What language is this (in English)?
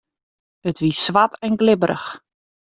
Western Frisian